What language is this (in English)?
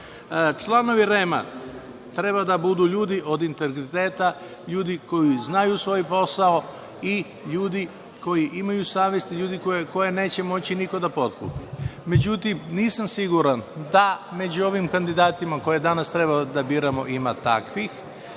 Serbian